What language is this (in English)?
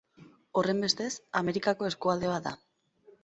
Basque